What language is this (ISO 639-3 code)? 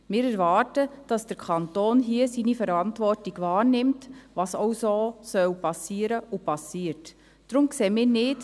gsw